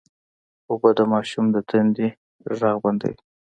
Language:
Pashto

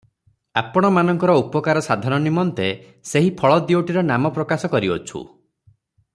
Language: Odia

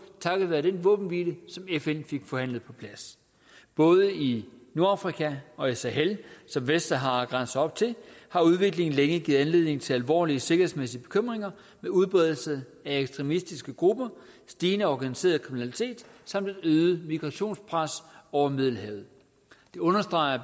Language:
Danish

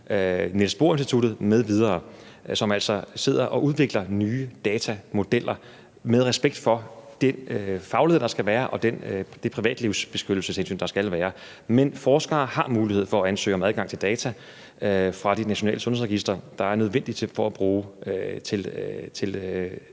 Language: Danish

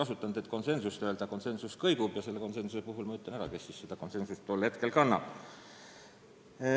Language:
Estonian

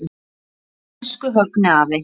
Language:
Icelandic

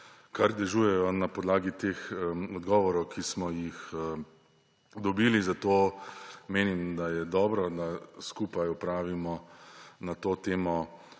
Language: Slovenian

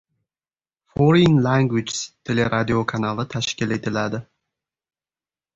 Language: Uzbek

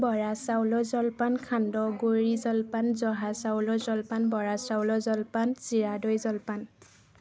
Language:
Assamese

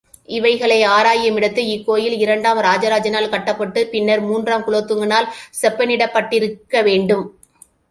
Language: Tamil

